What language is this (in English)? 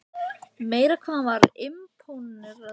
Icelandic